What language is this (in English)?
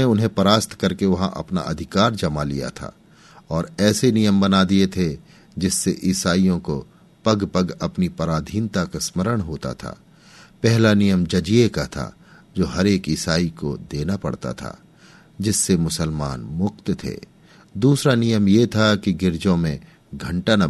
Hindi